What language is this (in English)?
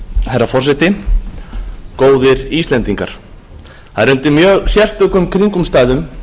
Icelandic